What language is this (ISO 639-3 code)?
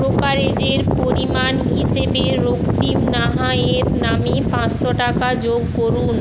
ben